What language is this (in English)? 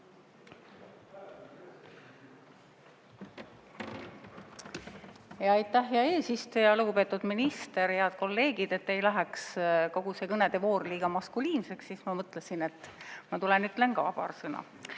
Estonian